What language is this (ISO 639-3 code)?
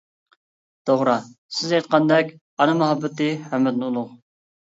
uig